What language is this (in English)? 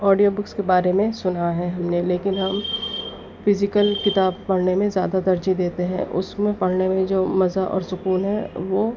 Urdu